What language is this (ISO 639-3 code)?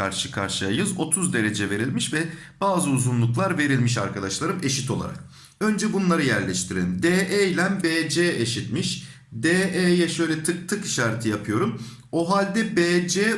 tur